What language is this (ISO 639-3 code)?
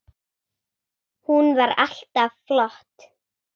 isl